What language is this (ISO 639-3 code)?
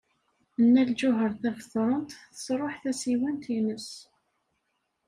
kab